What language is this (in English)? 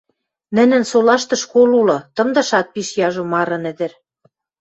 Western Mari